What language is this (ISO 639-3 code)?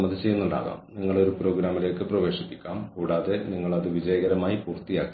mal